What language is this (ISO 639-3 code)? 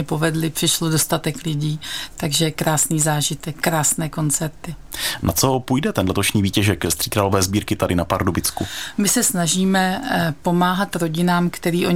ces